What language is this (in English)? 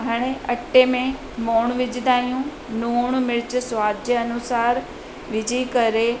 Sindhi